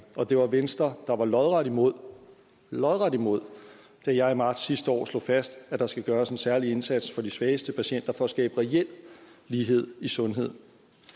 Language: Danish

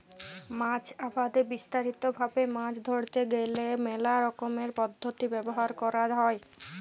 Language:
Bangla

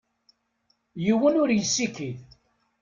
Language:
Kabyle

